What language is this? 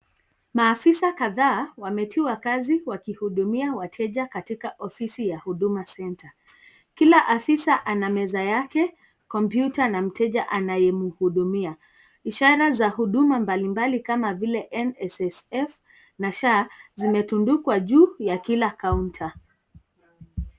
Swahili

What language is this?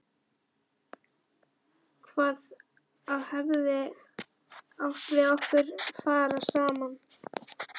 Icelandic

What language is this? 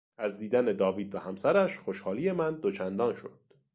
Persian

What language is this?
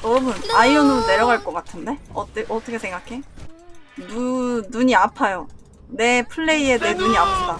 Korean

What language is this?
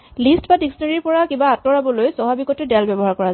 Assamese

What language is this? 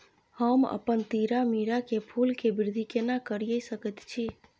Maithili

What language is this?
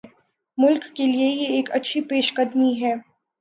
Urdu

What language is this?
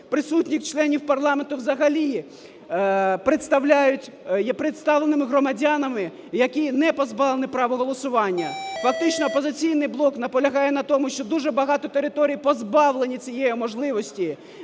Ukrainian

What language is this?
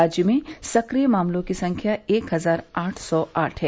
Hindi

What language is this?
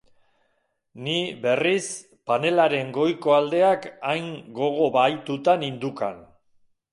Basque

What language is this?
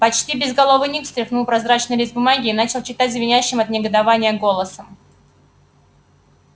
Russian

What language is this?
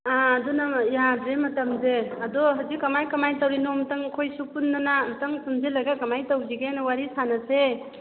Manipuri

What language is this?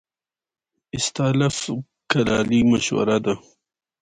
Pashto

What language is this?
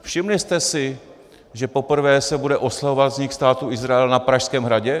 Czech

